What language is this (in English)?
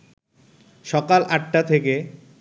Bangla